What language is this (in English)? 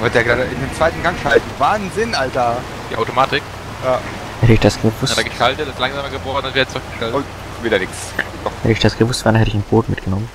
German